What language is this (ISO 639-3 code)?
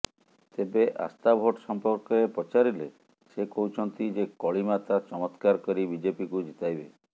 ori